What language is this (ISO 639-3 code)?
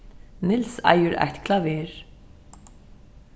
fao